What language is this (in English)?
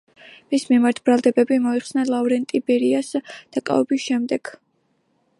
Georgian